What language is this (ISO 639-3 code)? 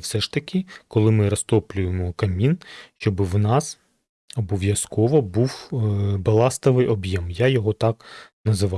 ukr